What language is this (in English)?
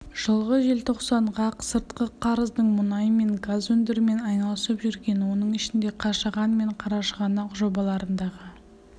Kazakh